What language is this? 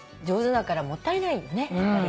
Japanese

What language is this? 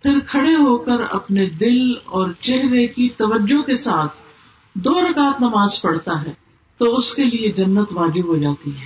Urdu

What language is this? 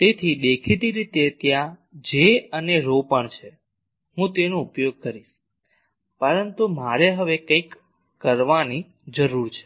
Gujarati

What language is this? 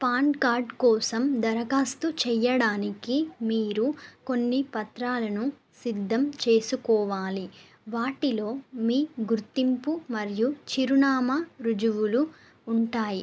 Telugu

